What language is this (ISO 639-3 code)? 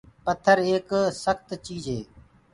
ggg